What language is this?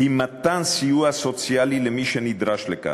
Hebrew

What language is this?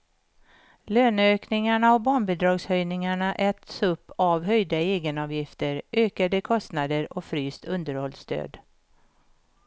Swedish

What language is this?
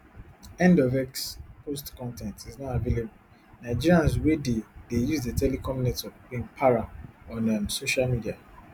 Nigerian Pidgin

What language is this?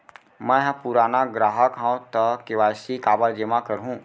Chhattisgarhi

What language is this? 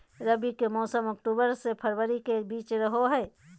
Magahi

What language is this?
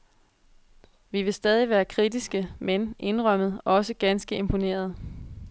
Danish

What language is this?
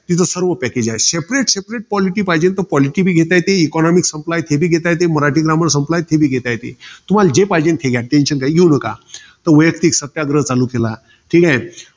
Marathi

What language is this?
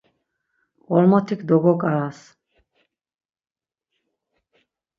Laz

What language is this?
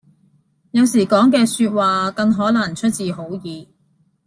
Cantonese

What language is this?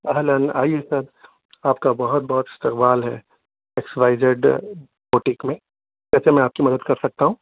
Urdu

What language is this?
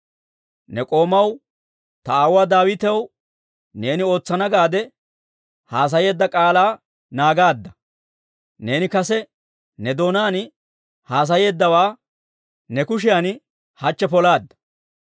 Dawro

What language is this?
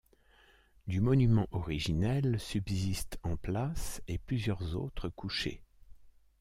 French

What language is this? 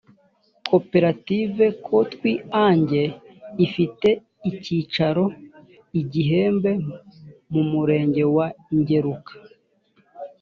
Kinyarwanda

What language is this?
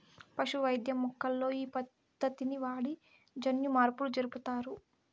Telugu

